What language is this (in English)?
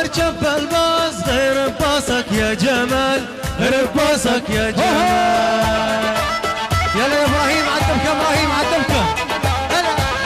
Arabic